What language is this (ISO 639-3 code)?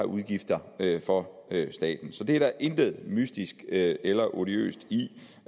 dan